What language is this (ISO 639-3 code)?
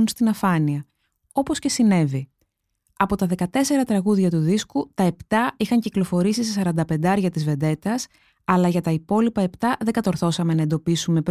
ell